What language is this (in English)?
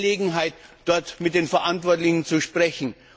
German